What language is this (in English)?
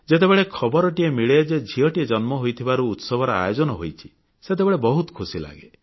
Odia